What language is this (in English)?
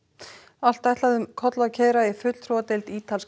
Icelandic